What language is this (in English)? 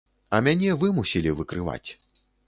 Belarusian